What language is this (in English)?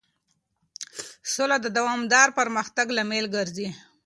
Pashto